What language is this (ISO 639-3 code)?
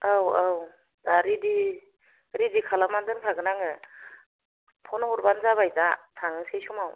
brx